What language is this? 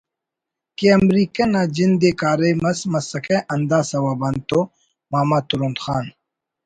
Brahui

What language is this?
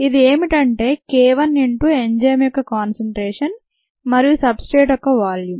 Telugu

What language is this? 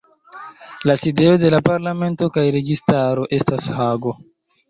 Esperanto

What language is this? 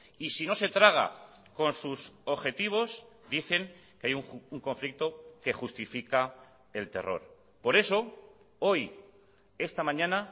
Spanish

